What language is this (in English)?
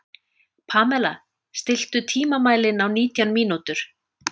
Icelandic